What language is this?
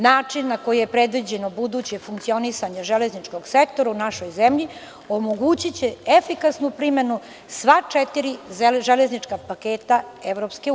Serbian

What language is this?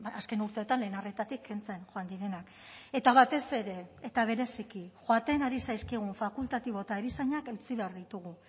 Basque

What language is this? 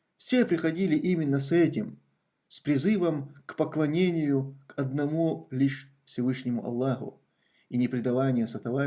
Russian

